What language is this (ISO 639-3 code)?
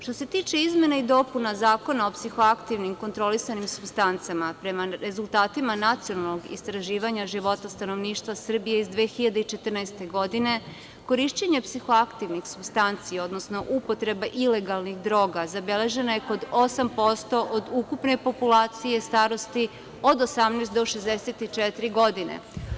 srp